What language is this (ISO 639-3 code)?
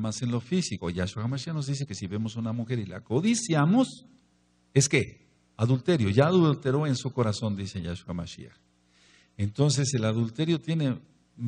spa